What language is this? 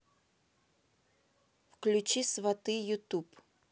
Russian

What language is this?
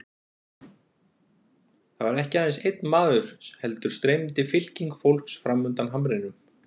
Icelandic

